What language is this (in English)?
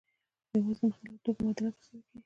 Pashto